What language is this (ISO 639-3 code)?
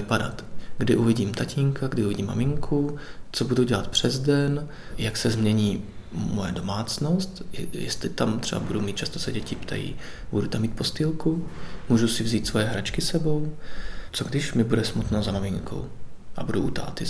ces